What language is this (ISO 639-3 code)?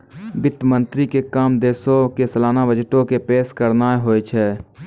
mai